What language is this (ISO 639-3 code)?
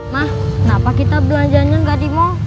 ind